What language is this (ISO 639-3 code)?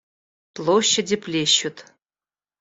rus